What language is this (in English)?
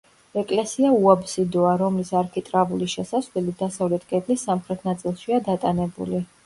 Georgian